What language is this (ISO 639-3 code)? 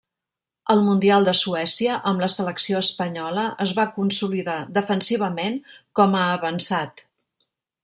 cat